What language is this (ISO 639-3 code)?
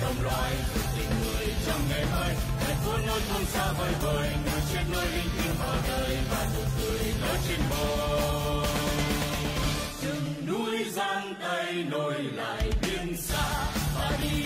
vie